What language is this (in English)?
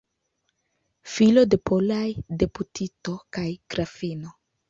Esperanto